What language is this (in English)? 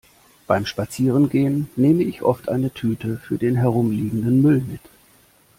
German